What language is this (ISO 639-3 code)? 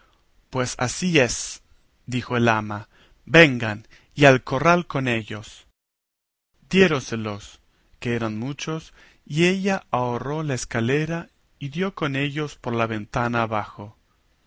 spa